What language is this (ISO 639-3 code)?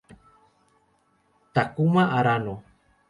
spa